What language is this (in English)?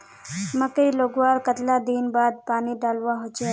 Magahi